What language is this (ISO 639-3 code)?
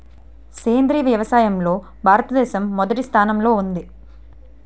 tel